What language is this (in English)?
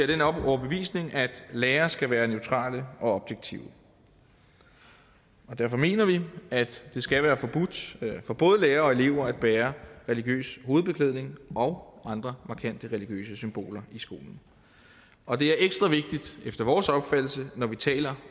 Danish